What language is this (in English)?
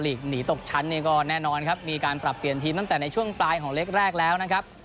Thai